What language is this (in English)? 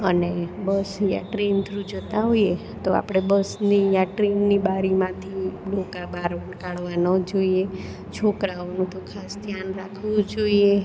Gujarati